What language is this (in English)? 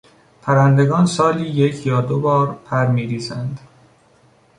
Persian